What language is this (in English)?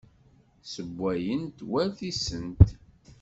Kabyle